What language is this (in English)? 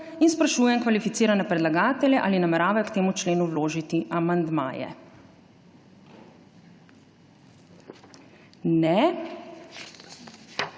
Slovenian